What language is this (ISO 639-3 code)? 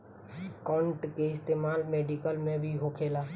bho